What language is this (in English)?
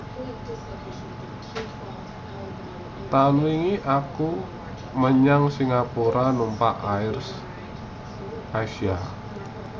Javanese